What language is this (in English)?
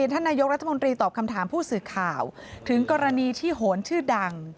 Thai